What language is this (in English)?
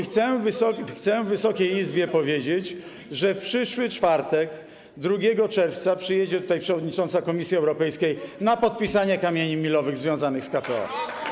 Polish